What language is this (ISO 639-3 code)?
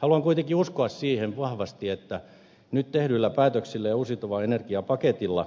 fin